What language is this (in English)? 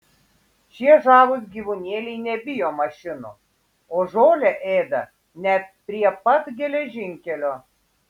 Lithuanian